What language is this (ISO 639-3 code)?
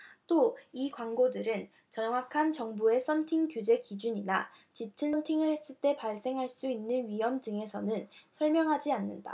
kor